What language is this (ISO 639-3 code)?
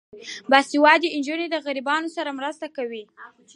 pus